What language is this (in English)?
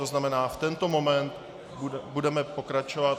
Czech